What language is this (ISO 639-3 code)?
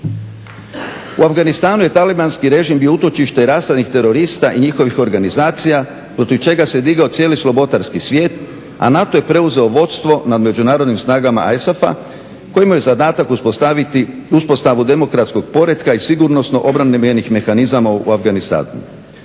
hrv